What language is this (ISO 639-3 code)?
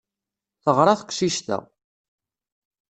kab